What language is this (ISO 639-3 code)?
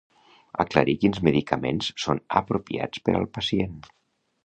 cat